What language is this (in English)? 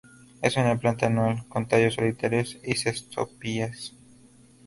Spanish